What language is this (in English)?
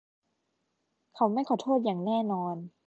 Thai